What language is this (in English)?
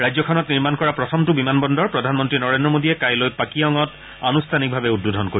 Assamese